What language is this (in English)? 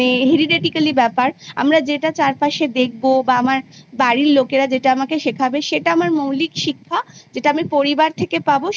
Bangla